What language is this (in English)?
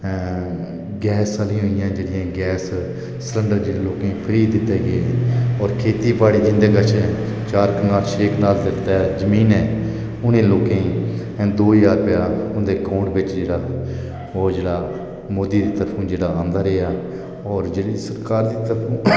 Dogri